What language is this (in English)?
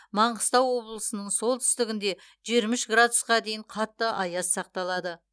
Kazakh